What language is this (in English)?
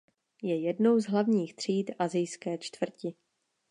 Czech